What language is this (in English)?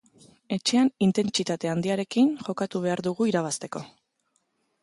Basque